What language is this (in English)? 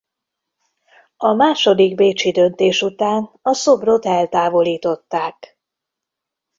Hungarian